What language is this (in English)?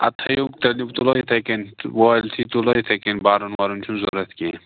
Kashmiri